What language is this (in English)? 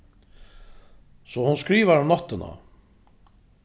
Faroese